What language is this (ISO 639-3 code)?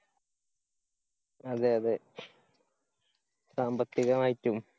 mal